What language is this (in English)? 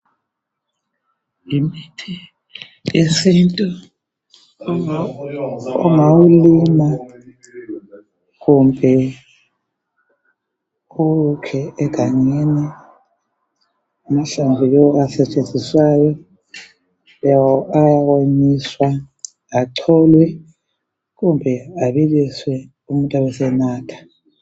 North Ndebele